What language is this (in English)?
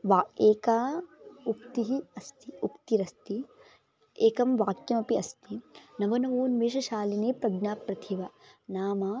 Sanskrit